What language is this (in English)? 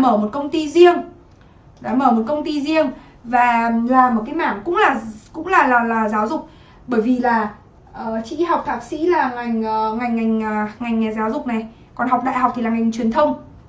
Vietnamese